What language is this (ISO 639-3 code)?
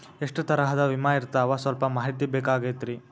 kan